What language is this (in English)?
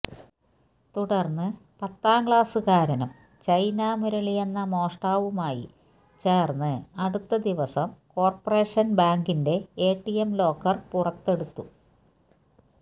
Malayalam